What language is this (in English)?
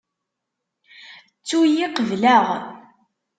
Kabyle